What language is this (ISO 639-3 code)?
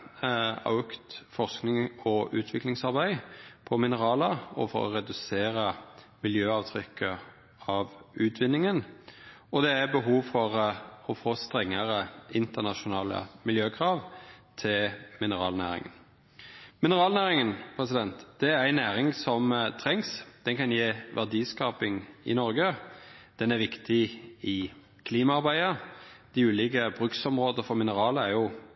nno